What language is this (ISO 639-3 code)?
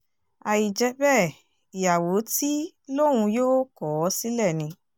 yor